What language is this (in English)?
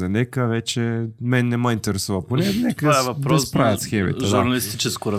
Bulgarian